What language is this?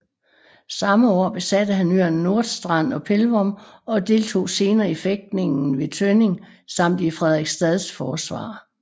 Danish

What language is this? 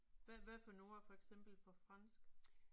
Danish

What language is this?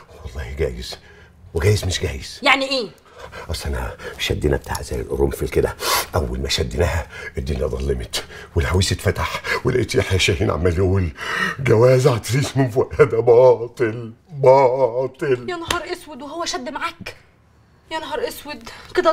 Arabic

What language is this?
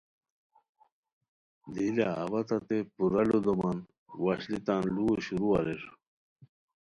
Khowar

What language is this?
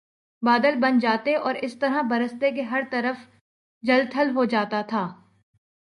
Urdu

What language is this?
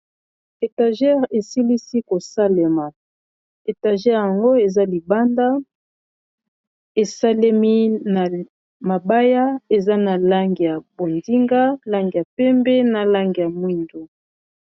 Lingala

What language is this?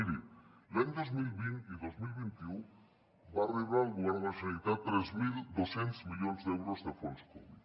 Catalan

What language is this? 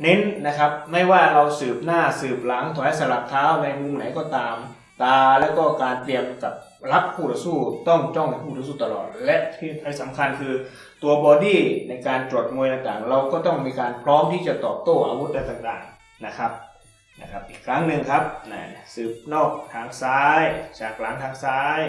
Thai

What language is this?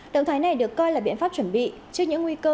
Vietnamese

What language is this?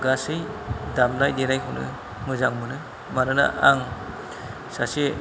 Bodo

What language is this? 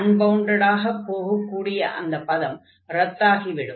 Tamil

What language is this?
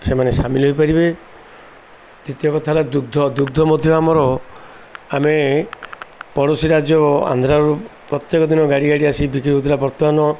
Odia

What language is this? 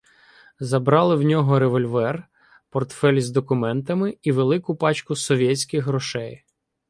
Ukrainian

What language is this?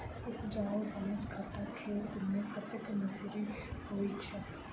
Maithili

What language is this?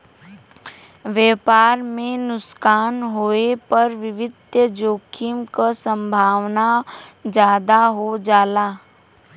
Bhojpuri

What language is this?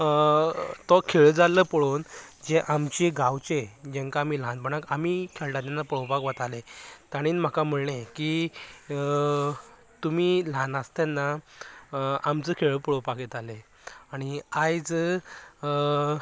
Konkani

